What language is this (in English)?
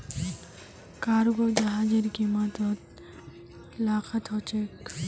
Magahi